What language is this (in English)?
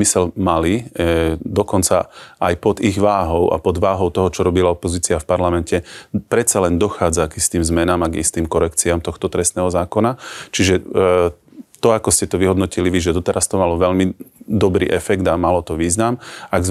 Slovak